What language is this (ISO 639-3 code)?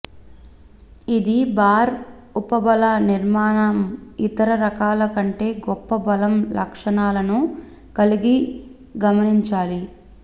tel